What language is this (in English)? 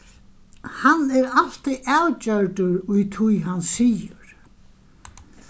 Faroese